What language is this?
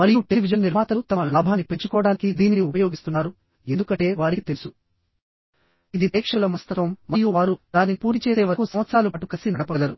Telugu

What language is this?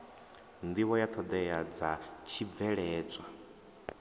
Venda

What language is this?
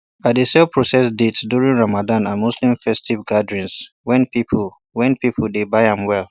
Nigerian Pidgin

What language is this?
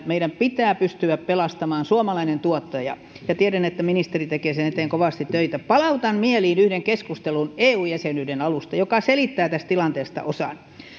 Finnish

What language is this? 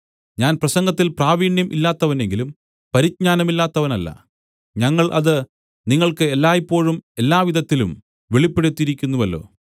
Malayalam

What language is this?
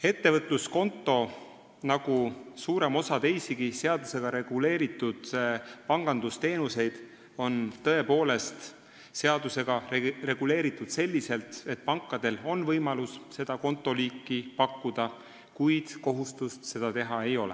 Estonian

